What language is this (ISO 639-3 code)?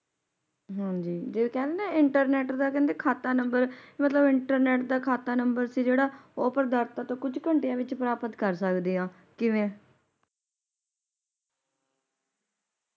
pan